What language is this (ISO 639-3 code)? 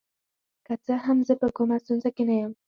pus